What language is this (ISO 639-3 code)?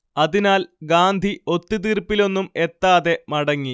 mal